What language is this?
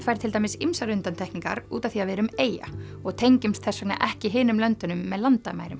Icelandic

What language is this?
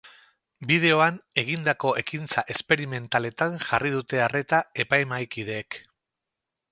Basque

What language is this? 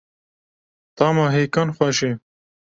Kurdish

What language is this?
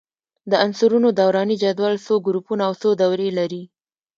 Pashto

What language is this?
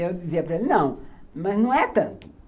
Portuguese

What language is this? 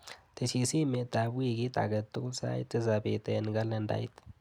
Kalenjin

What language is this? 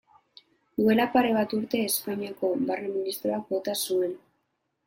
Basque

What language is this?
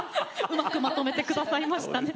Japanese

